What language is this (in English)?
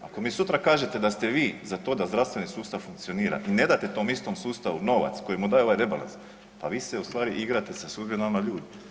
Croatian